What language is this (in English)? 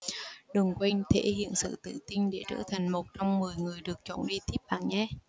Vietnamese